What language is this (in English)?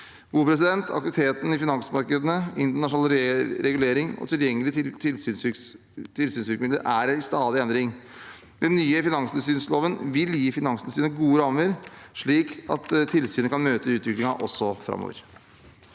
Norwegian